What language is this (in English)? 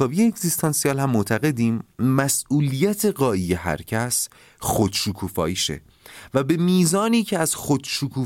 Persian